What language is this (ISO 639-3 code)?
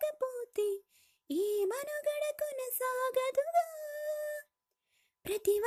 tel